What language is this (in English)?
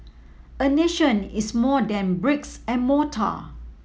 English